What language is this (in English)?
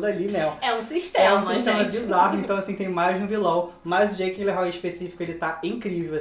Portuguese